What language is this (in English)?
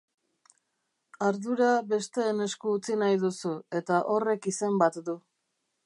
Basque